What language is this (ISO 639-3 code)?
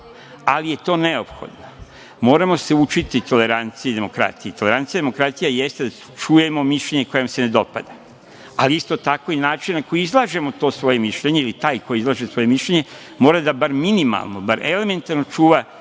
srp